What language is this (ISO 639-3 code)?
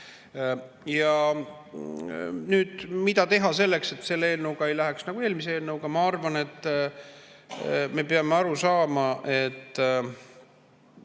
est